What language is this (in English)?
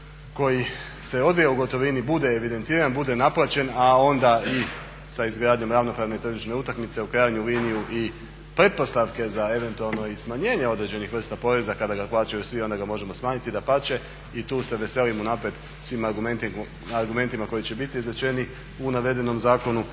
Croatian